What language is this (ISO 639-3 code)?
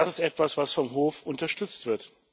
deu